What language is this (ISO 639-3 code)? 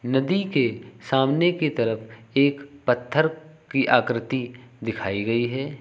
hin